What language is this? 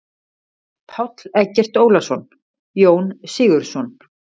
Icelandic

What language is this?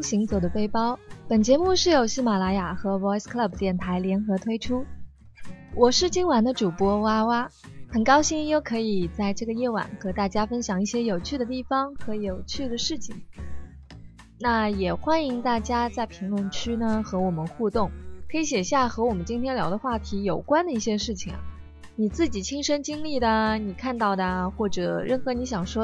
Chinese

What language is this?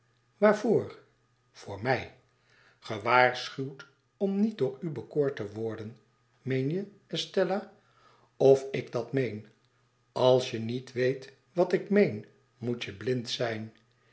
Dutch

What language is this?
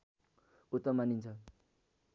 Nepali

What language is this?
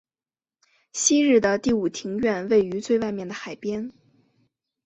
Chinese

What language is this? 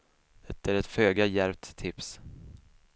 Swedish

